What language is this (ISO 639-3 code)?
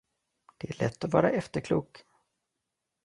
swe